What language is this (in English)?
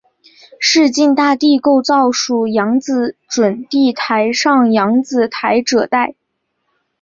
Chinese